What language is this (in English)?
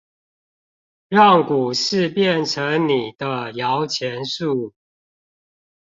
Chinese